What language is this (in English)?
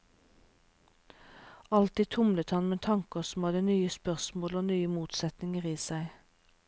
Norwegian